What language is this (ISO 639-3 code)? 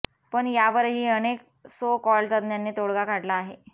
mar